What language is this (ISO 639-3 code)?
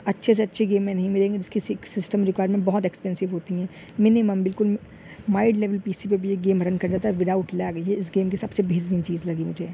urd